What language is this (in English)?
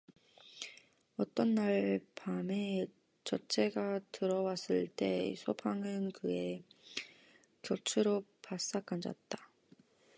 Korean